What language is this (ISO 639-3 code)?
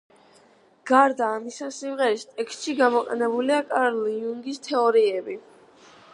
kat